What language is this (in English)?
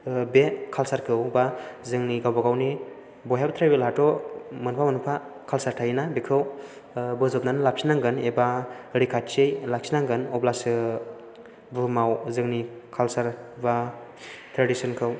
Bodo